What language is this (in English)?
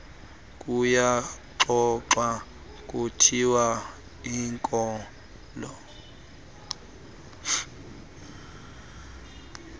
Xhosa